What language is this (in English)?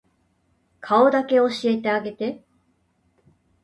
Japanese